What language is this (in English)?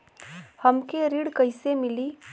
Bhojpuri